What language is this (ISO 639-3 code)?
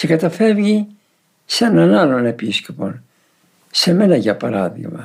ell